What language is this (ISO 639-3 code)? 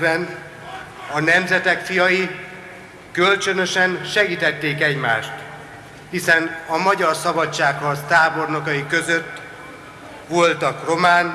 hun